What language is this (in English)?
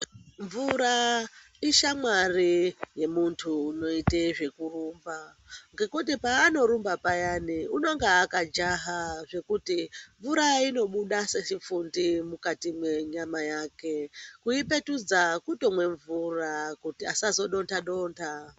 Ndau